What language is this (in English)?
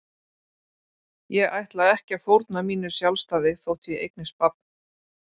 Icelandic